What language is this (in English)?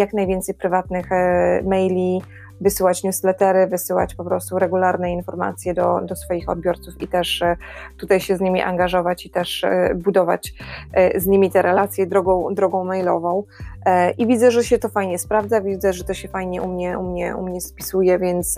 Polish